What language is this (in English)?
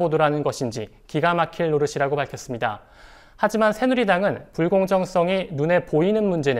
Korean